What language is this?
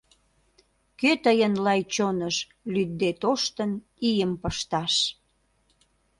Mari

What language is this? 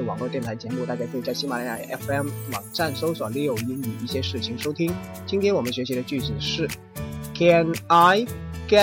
Chinese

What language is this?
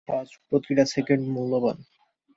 Bangla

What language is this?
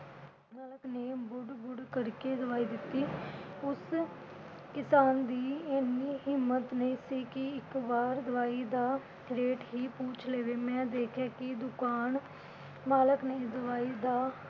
Punjabi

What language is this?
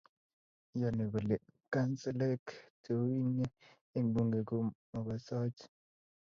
Kalenjin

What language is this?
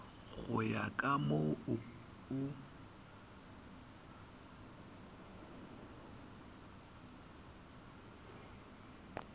Northern Sotho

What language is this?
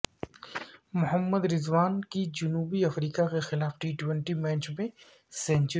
Urdu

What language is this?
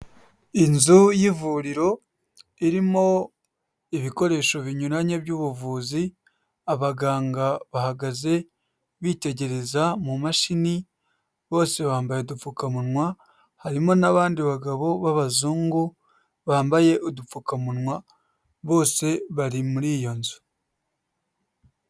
Kinyarwanda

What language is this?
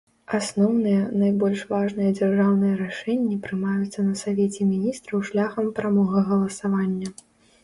Belarusian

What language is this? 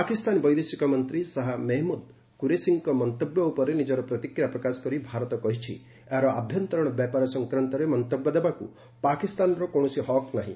Odia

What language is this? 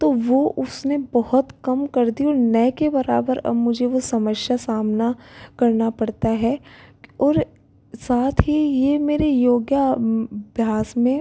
Hindi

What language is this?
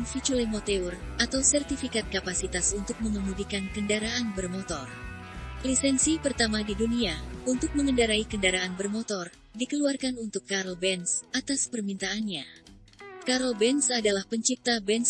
Indonesian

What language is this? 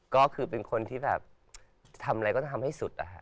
Thai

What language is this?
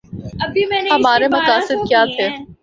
Urdu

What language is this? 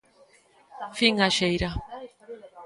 Galician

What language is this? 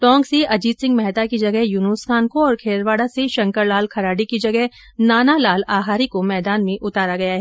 Hindi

